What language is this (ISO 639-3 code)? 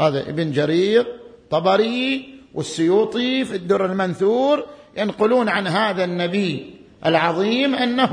ara